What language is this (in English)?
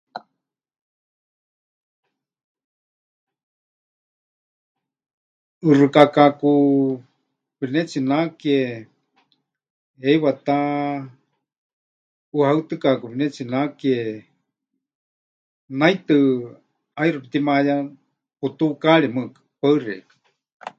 Huichol